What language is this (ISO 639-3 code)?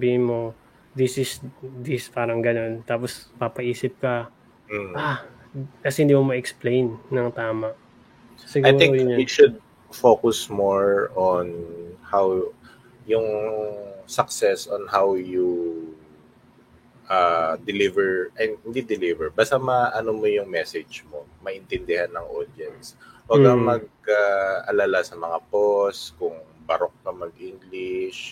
fil